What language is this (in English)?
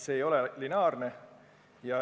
Estonian